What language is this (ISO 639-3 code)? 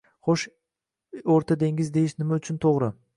uzb